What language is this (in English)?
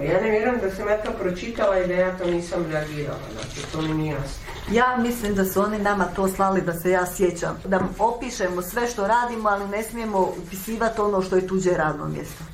Croatian